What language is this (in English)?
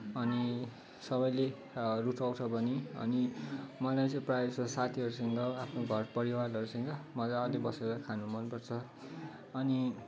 Nepali